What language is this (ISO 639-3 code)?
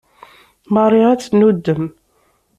kab